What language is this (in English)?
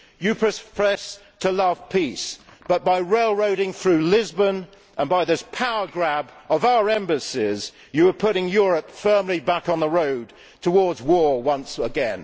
English